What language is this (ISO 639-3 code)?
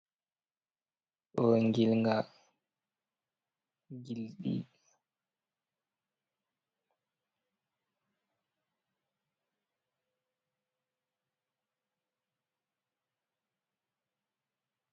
ful